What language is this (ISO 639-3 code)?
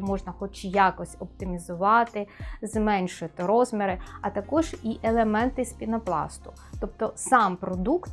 ukr